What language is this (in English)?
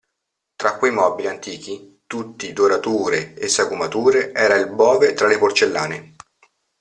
Italian